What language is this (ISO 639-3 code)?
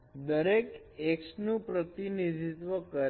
guj